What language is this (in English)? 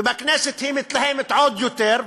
Hebrew